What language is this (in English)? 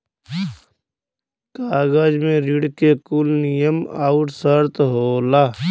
Bhojpuri